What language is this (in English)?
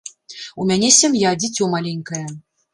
Belarusian